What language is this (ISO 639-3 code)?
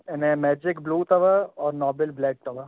snd